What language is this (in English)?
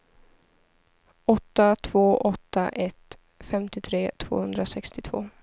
Swedish